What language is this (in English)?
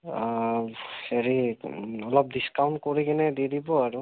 Assamese